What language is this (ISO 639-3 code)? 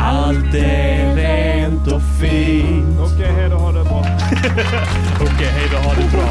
swe